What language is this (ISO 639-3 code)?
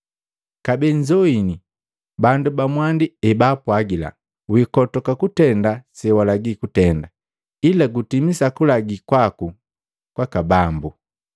mgv